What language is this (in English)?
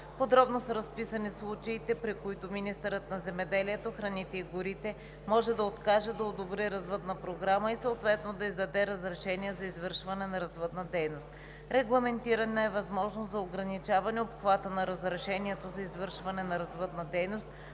Bulgarian